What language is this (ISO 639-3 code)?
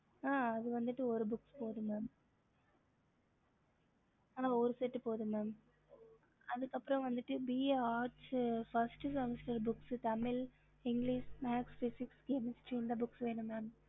tam